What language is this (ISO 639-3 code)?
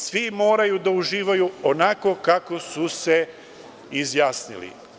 srp